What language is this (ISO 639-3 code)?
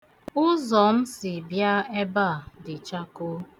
ibo